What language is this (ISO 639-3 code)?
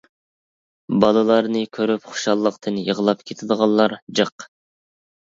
uig